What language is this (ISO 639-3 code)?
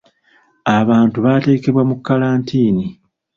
lug